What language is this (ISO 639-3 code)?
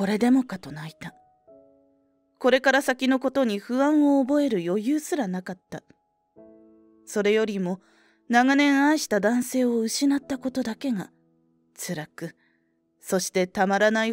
jpn